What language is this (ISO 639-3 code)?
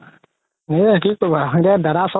asm